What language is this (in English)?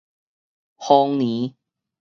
Min Nan Chinese